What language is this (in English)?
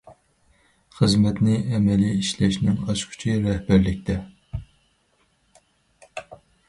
Uyghur